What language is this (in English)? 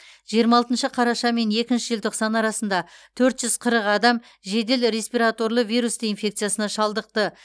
Kazakh